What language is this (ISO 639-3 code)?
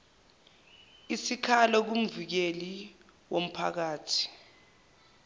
zul